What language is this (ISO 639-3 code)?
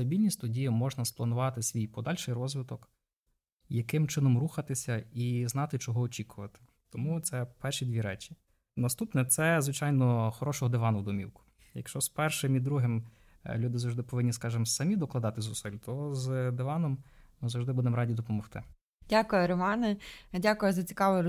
ukr